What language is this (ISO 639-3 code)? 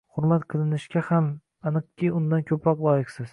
uzb